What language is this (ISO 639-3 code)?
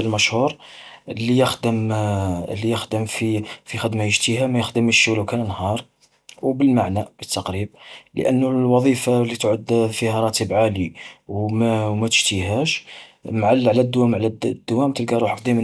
arq